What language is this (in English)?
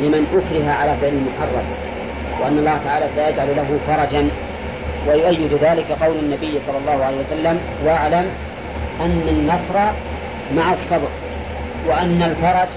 Arabic